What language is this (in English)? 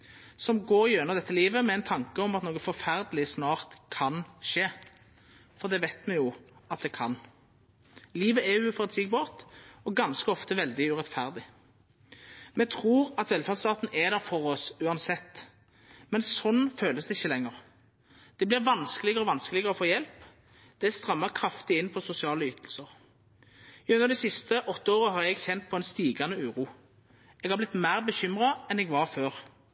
Norwegian Nynorsk